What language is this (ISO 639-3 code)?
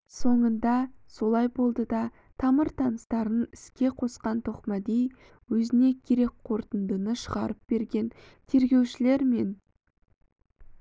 kaz